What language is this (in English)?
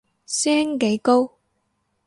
Cantonese